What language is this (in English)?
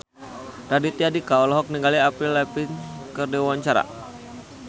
Sundanese